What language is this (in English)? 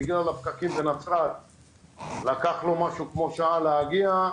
Hebrew